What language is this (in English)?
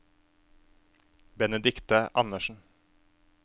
Norwegian